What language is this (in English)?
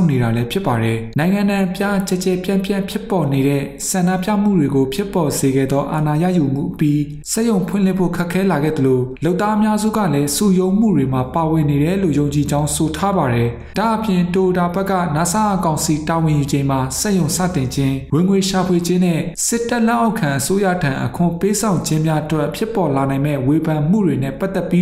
Thai